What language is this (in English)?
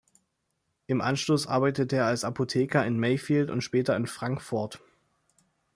German